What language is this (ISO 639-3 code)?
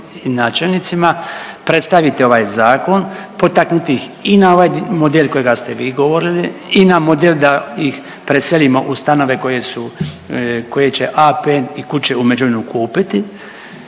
hrv